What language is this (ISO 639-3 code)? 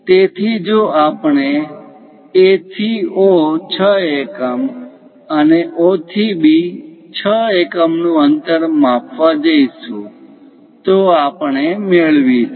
guj